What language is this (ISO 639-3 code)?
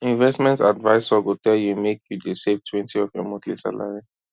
pcm